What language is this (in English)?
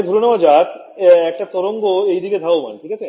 Bangla